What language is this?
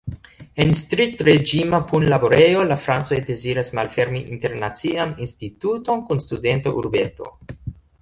Esperanto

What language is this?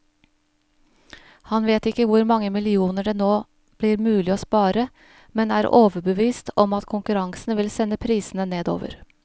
Norwegian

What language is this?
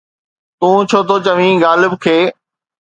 Sindhi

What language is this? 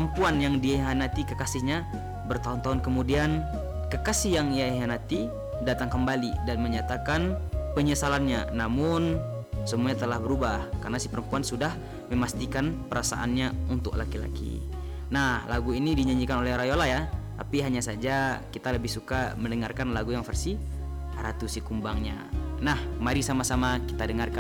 Indonesian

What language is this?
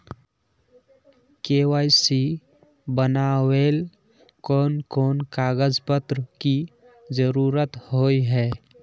Magahi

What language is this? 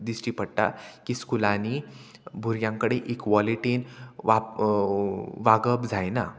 Konkani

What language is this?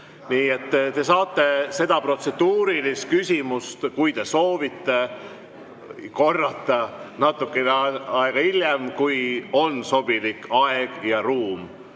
Estonian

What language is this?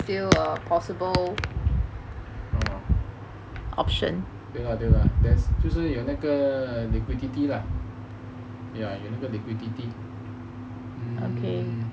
English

